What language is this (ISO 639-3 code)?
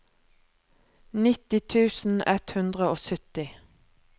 nor